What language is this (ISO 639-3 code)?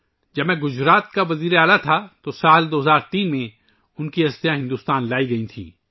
urd